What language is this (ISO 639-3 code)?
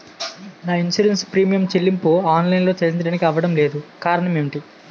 tel